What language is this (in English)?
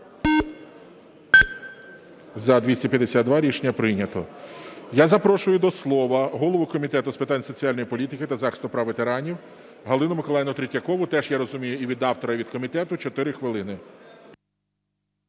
Ukrainian